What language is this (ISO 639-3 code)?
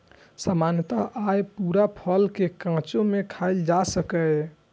mai